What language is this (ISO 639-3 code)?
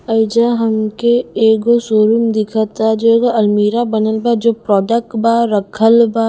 bho